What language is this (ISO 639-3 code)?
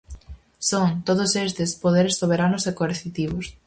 glg